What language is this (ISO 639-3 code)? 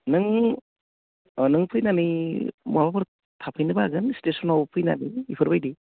brx